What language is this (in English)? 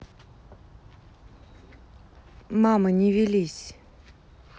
Russian